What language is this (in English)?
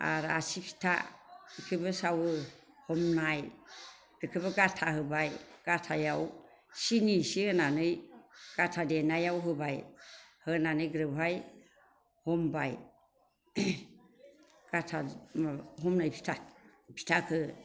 Bodo